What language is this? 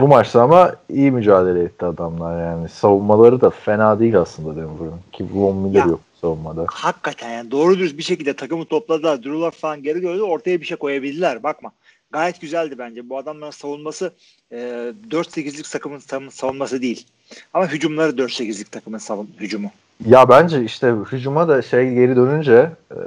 Turkish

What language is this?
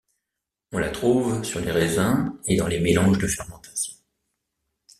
French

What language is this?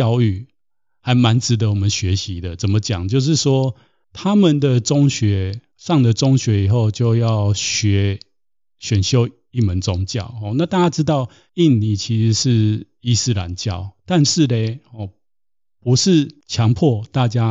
Chinese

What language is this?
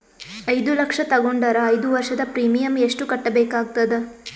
Kannada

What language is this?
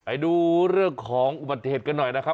Thai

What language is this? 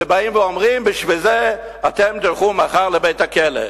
Hebrew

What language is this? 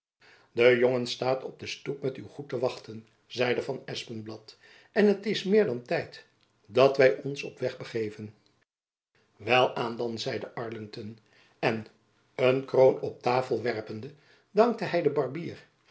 Dutch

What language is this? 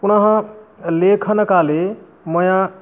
Sanskrit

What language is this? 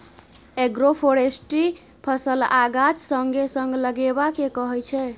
Maithili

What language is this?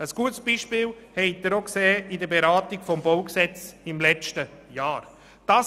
Swiss German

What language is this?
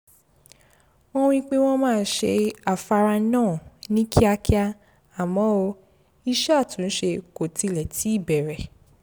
Yoruba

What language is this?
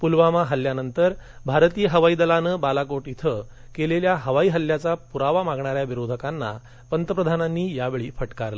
Marathi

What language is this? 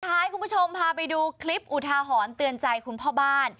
Thai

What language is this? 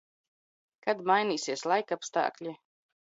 Latvian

